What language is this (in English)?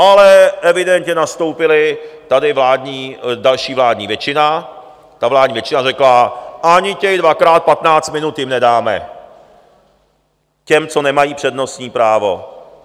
Czech